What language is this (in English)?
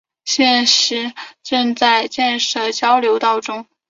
Chinese